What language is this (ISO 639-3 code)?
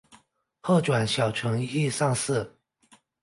zho